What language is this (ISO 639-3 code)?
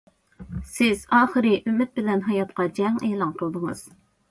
uig